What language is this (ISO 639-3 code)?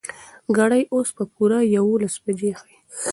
pus